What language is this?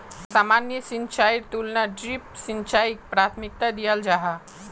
Magahi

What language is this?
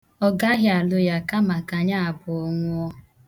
Igbo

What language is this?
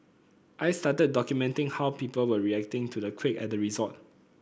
English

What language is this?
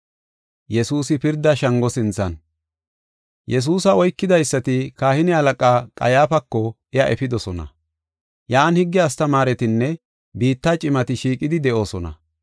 Gofa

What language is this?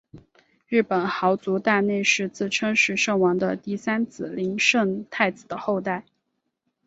Chinese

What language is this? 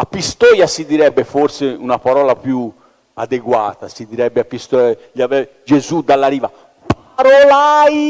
Italian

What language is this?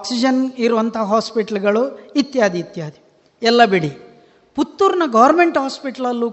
Kannada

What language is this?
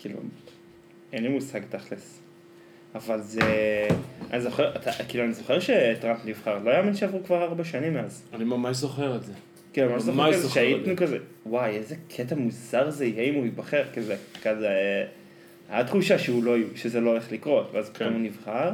Hebrew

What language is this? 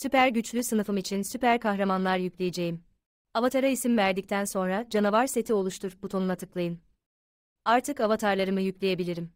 Turkish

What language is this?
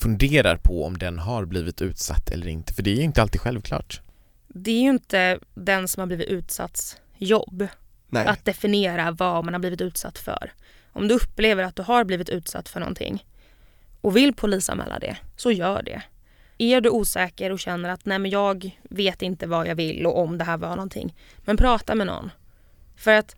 Swedish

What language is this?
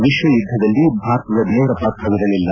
Kannada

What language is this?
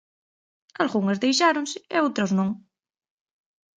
Galician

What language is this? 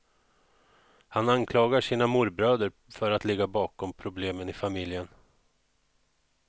Swedish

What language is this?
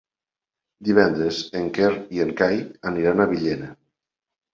Catalan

